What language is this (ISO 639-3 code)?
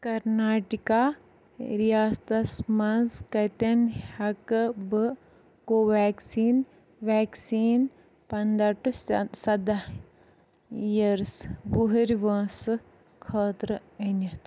kas